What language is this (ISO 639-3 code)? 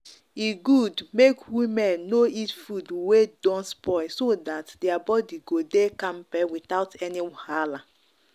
pcm